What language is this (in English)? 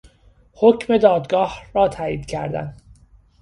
Persian